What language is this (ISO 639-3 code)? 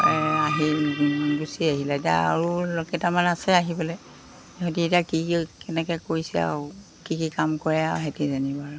asm